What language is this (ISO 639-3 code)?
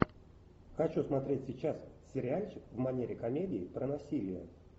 rus